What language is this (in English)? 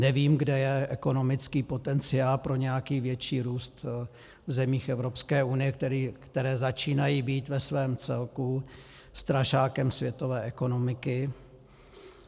Czech